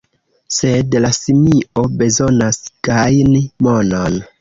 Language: Esperanto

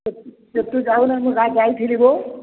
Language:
Odia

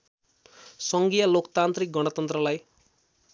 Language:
Nepali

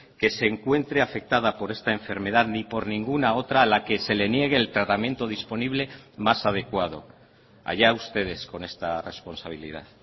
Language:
Spanish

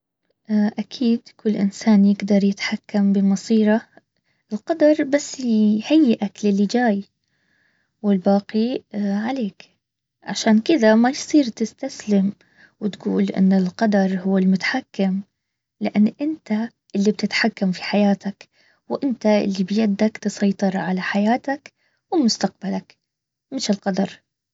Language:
Baharna Arabic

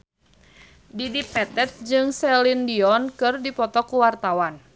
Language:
Sundanese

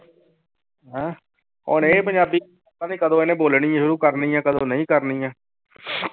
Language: Punjabi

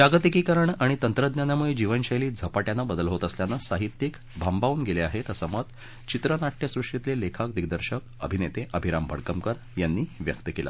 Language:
Marathi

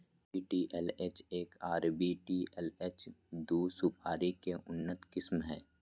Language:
Magahi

